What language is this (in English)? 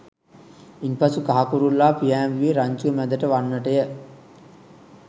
Sinhala